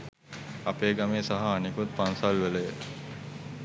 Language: Sinhala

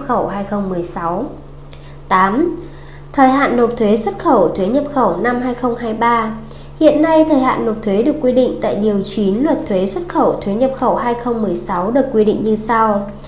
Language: Vietnamese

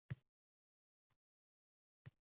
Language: Uzbek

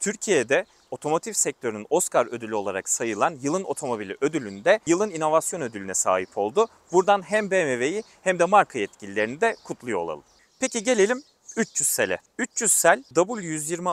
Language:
Turkish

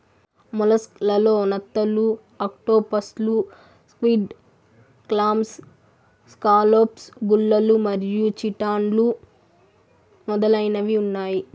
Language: Telugu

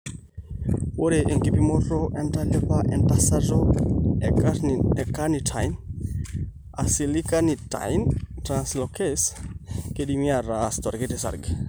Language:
Masai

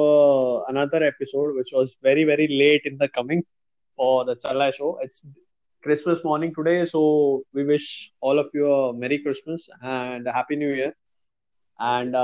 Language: Hindi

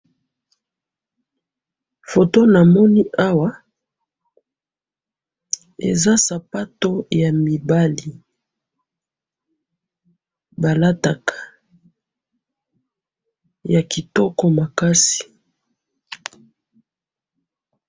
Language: Lingala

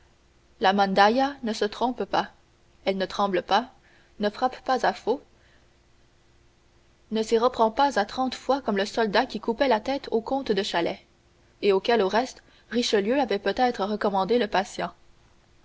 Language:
French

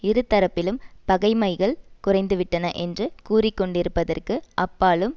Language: Tamil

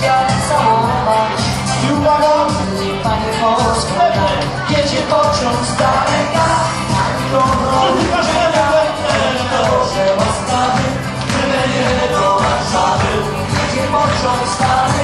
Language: Romanian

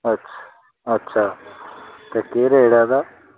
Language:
Dogri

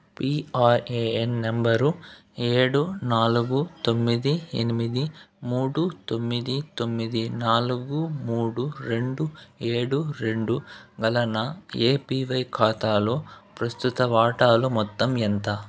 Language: Telugu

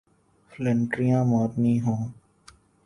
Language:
Urdu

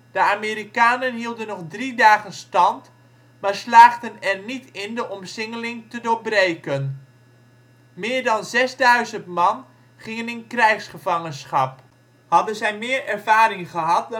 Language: Dutch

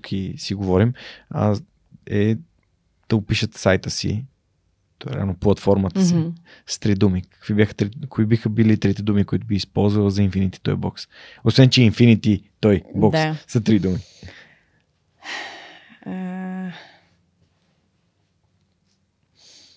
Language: Bulgarian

